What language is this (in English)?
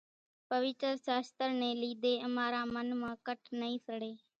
Kachi Koli